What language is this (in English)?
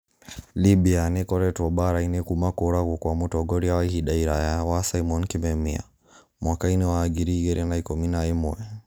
Kikuyu